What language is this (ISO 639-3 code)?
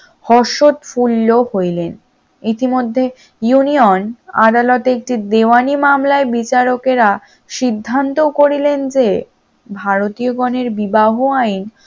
ben